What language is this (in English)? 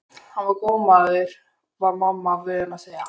Icelandic